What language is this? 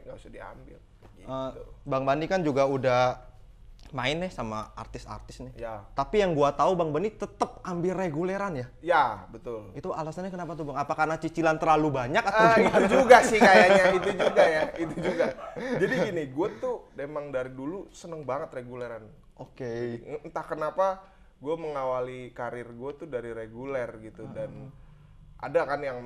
Indonesian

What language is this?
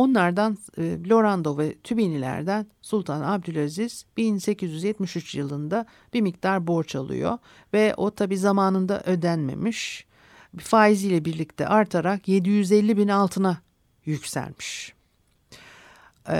Turkish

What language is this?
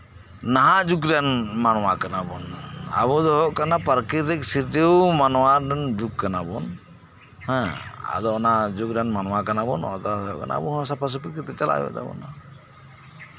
Santali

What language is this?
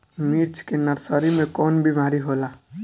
Bhojpuri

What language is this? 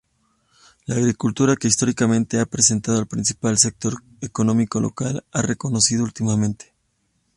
Spanish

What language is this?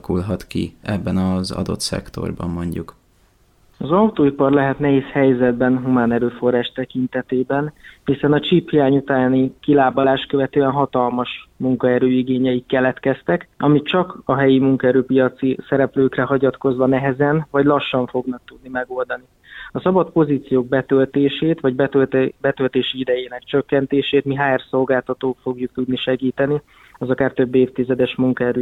Hungarian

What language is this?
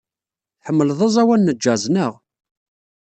Kabyle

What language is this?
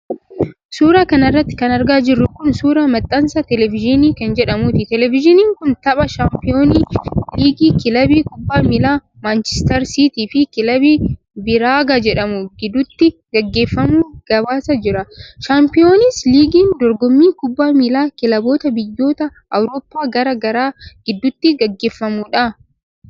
Oromo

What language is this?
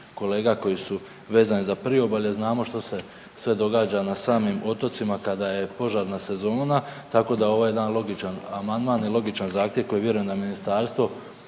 Croatian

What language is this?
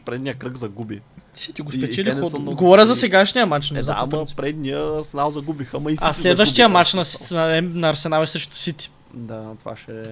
Bulgarian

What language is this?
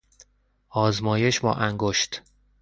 Persian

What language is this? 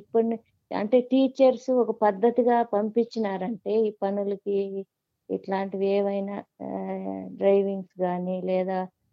Telugu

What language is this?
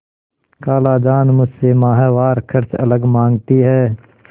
Hindi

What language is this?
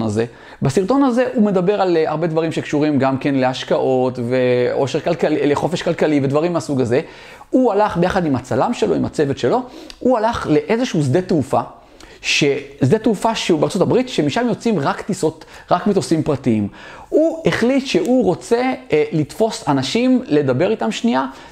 Hebrew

